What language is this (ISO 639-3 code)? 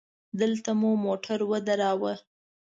pus